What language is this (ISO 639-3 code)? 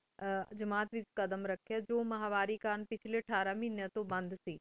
pan